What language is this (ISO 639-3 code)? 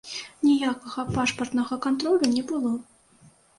bel